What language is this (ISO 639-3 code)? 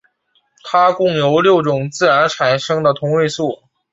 zho